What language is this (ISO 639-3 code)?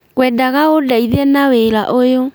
kik